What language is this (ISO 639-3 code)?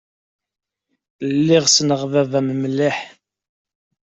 kab